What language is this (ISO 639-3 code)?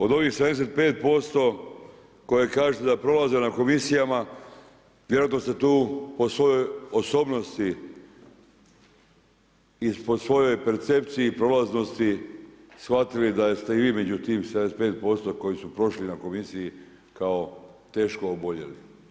hrv